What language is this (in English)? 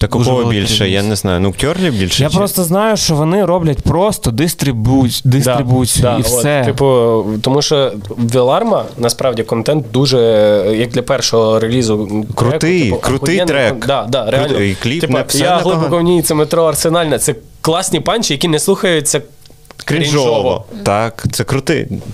Ukrainian